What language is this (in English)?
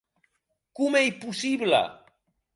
Occitan